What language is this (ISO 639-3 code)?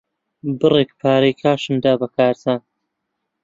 ckb